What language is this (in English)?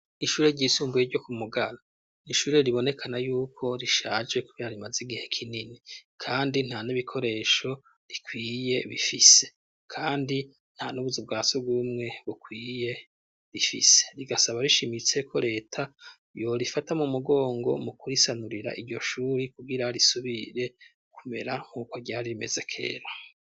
Rundi